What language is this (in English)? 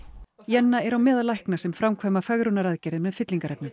Icelandic